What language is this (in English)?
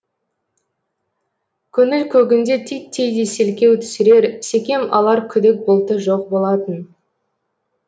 Kazakh